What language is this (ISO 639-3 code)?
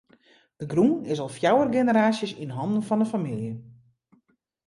fry